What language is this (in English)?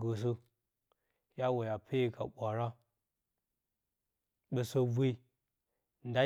Bacama